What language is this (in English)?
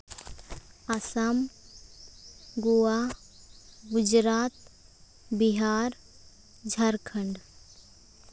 Santali